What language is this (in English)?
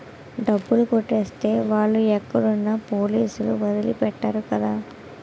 Telugu